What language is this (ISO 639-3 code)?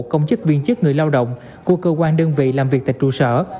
vie